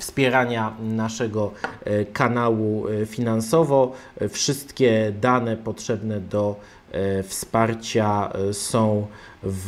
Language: Polish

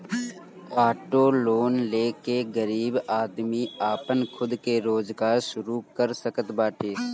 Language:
Bhojpuri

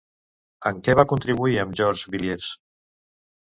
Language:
Catalan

